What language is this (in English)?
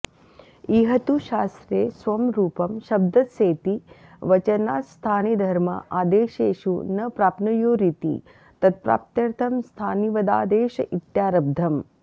Sanskrit